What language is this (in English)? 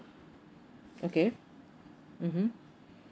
English